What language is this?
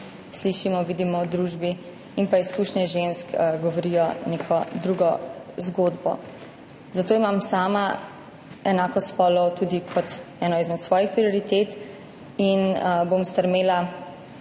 Slovenian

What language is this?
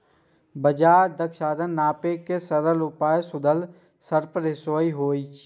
Maithili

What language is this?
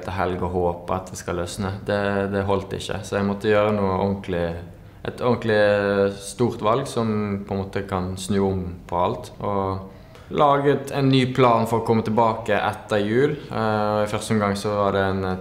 Norwegian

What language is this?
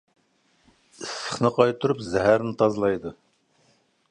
Uyghur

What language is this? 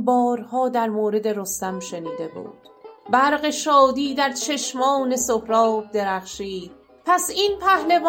Persian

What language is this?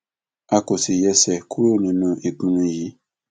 Yoruba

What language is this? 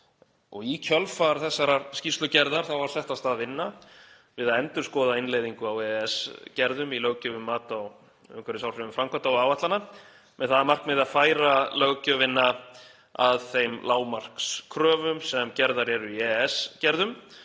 Icelandic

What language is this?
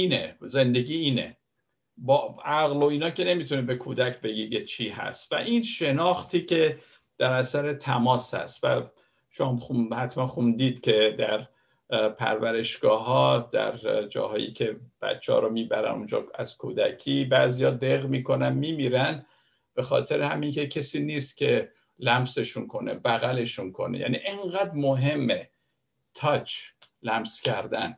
Persian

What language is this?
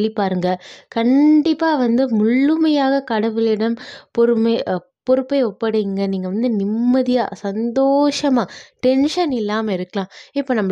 Tamil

